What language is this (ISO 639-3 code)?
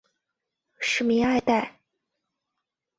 zho